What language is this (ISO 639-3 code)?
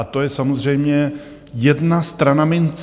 ces